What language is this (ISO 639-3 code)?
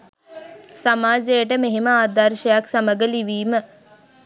sin